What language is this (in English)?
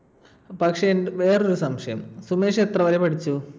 Malayalam